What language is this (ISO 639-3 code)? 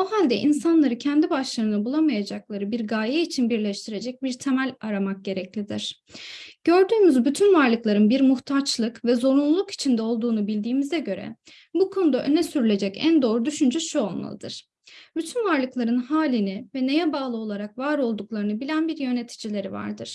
tur